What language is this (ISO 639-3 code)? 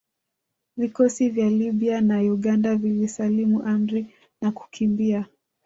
swa